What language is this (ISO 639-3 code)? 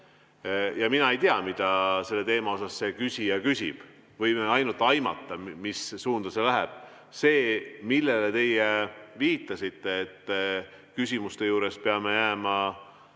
est